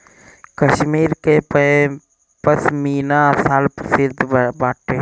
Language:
Bhojpuri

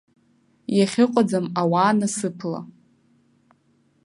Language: Abkhazian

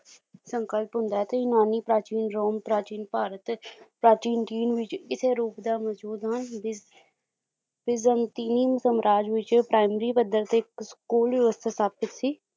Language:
Punjabi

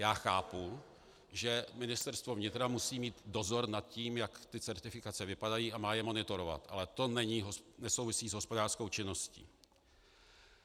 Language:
Czech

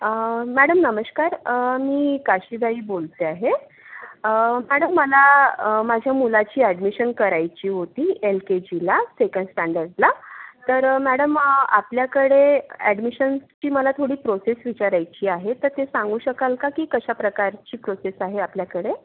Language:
Marathi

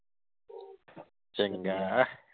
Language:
Punjabi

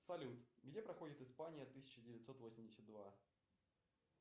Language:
Russian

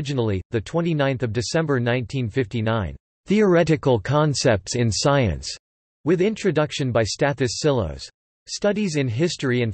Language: English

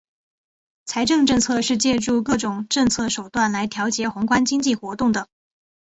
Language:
Chinese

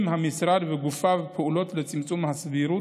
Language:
Hebrew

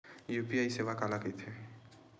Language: Chhattisgarhi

